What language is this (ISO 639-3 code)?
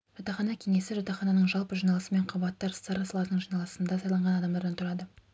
kaz